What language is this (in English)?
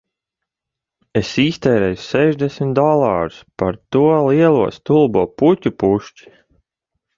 Latvian